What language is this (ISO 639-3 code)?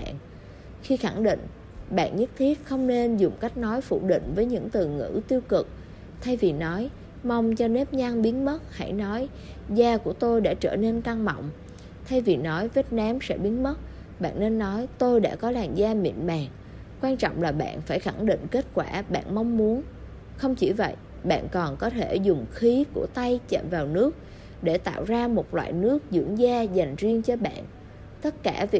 vie